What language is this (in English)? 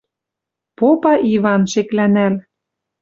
Western Mari